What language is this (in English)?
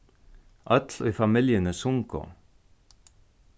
Faroese